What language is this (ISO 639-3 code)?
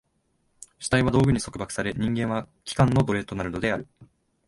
jpn